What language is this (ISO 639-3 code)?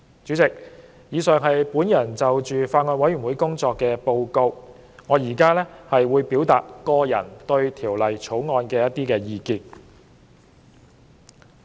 yue